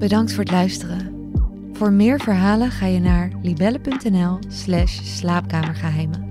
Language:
Dutch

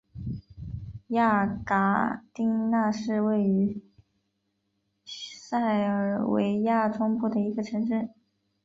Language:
Chinese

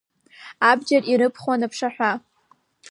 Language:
Abkhazian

